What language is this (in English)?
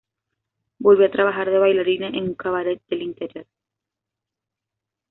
Spanish